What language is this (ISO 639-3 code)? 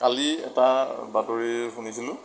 asm